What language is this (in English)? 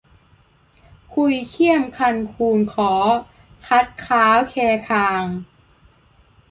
Thai